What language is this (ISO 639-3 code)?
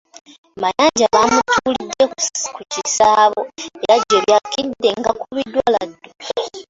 lug